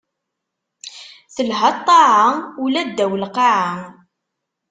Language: Kabyle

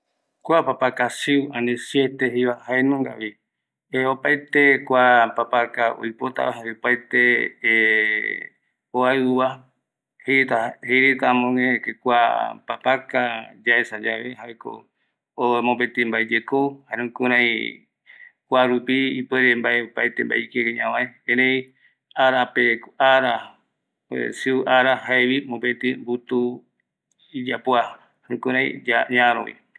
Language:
Eastern Bolivian Guaraní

